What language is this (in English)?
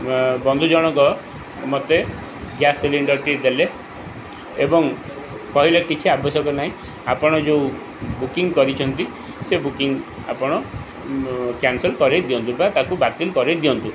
Odia